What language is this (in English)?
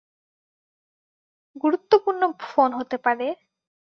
Bangla